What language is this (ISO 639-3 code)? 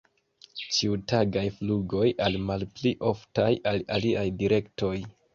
epo